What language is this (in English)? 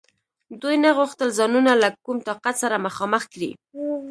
Pashto